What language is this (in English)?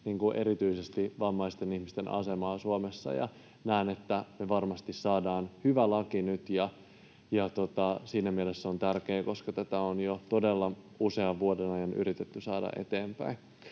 Finnish